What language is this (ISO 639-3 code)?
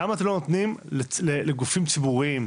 heb